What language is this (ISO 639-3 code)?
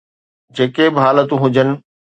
snd